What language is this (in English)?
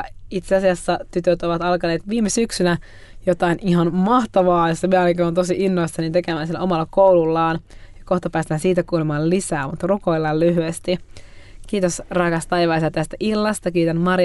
Finnish